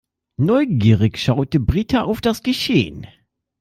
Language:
German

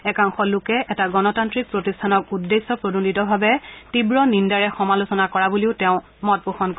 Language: Assamese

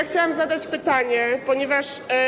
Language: Polish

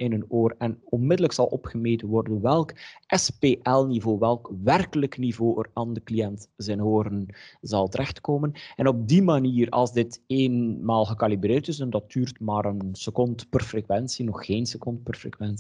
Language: Dutch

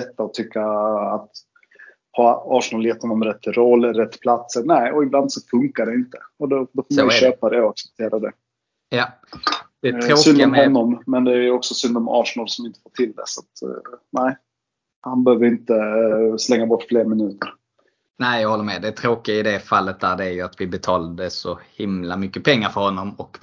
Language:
Swedish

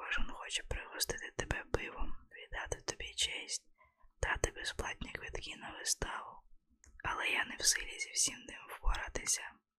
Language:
Ukrainian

